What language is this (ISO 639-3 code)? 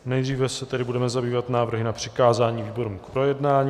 ces